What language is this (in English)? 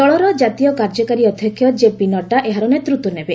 Odia